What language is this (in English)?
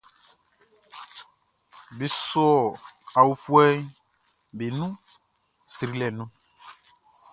Baoulé